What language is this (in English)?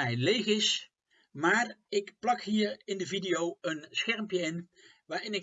Dutch